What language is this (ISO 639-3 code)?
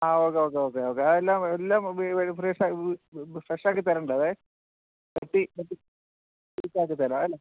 mal